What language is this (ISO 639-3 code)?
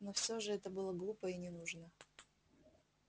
rus